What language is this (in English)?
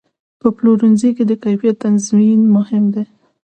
Pashto